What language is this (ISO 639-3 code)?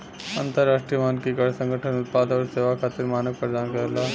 bho